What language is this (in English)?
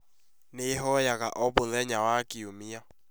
Kikuyu